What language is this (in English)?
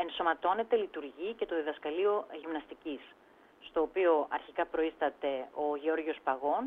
Greek